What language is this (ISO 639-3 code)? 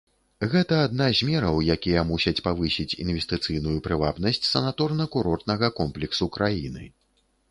bel